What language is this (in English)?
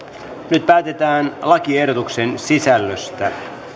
Finnish